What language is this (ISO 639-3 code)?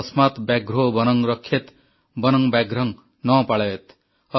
ori